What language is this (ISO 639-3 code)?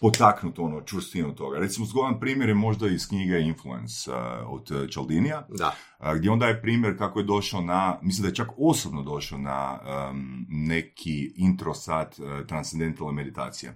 hrv